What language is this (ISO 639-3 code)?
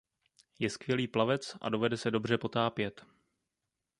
ces